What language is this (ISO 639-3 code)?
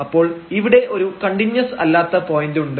mal